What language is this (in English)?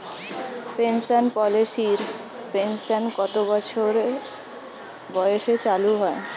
Bangla